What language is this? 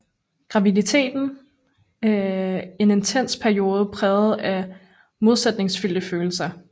Danish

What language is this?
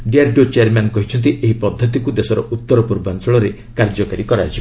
Odia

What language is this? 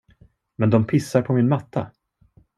Swedish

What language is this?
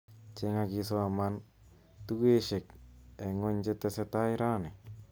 Kalenjin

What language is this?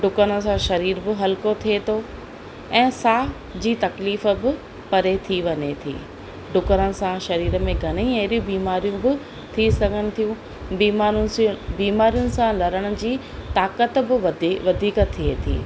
Sindhi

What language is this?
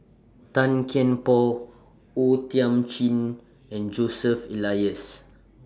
English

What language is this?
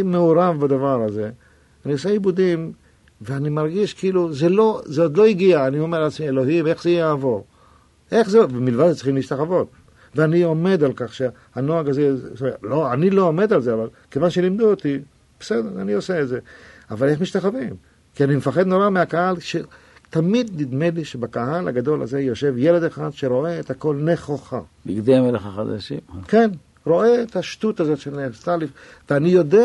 Hebrew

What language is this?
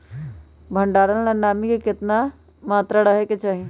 Magahi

